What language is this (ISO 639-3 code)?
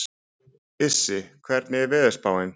isl